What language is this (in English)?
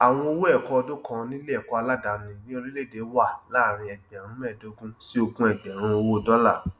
Yoruba